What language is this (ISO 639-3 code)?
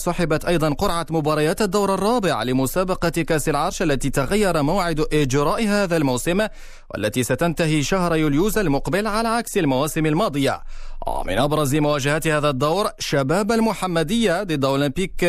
ara